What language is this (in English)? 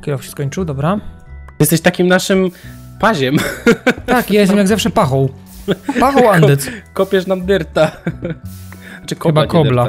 Polish